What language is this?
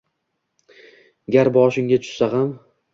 Uzbek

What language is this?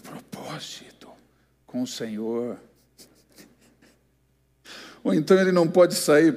Portuguese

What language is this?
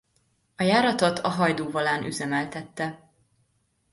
Hungarian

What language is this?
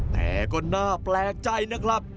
Thai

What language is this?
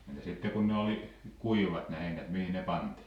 Finnish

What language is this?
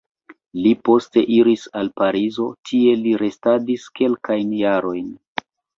Esperanto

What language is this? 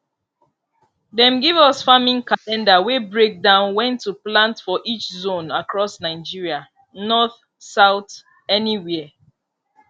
Nigerian Pidgin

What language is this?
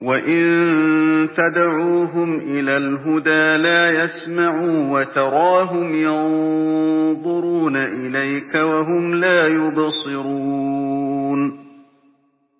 Arabic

